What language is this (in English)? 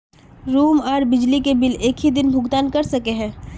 Magahi